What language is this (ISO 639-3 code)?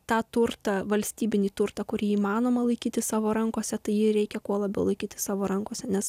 lit